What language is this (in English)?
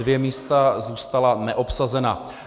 Czech